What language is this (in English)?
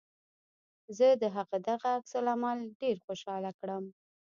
Pashto